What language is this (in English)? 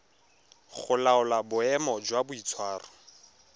Tswana